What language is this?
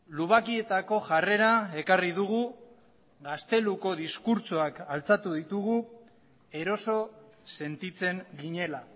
Basque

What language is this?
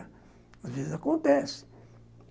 Portuguese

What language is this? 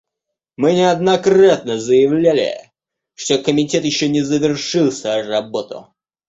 Russian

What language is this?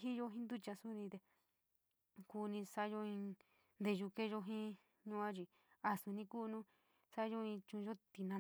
San Miguel El Grande Mixtec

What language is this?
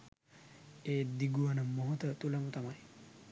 Sinhala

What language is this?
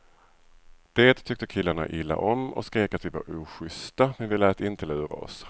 Swedish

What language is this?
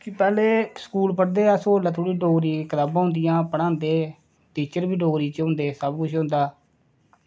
Dogri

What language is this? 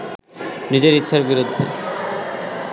Bangla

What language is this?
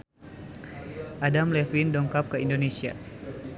Sundanese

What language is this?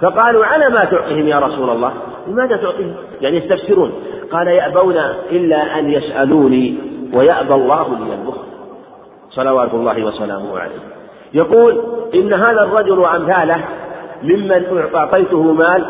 Arabic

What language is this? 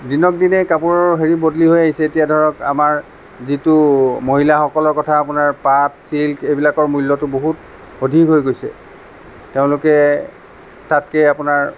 Assamese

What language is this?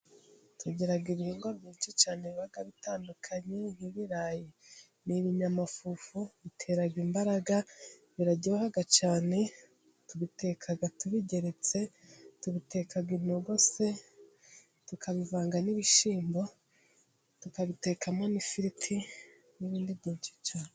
Kinyarwanda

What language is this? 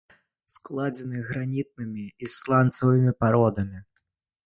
Belarusian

